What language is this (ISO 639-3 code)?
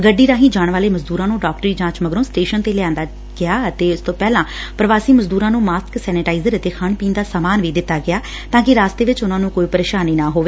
pan